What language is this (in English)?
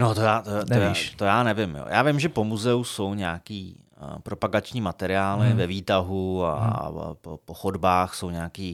Czech